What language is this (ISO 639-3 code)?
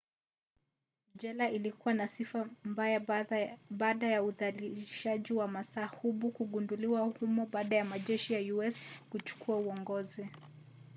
swa